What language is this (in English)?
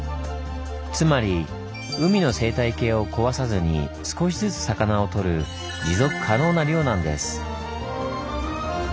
Japanese